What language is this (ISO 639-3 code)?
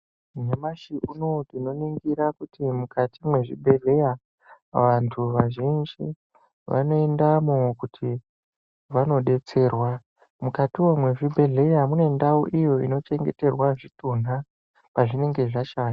ndc